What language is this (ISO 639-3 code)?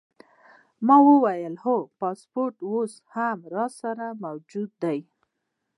pus